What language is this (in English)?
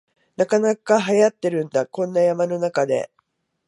Japanese